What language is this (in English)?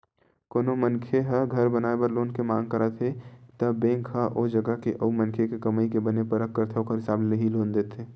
Chhattisgarhi